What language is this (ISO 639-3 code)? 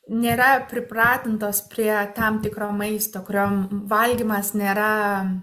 lit